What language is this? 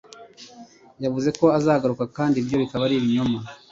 Kinyarwanda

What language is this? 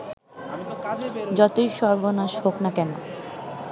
Bangla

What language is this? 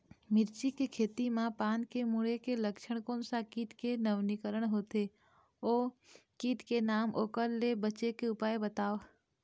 Chhattisgarhi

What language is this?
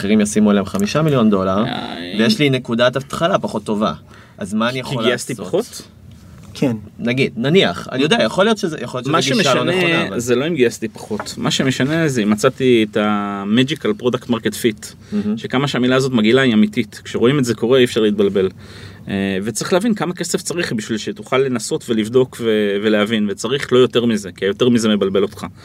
Hebrew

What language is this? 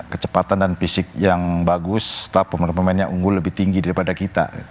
Indonesian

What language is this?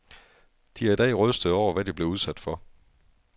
Danish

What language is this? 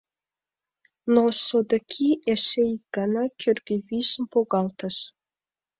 Mari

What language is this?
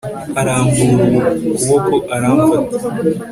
Kinyarwanda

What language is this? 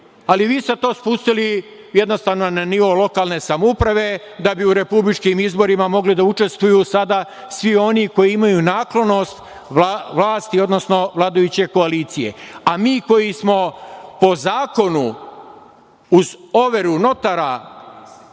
Serbian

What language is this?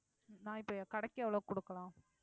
Tamil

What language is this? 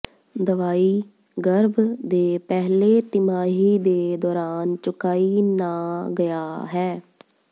Punjabi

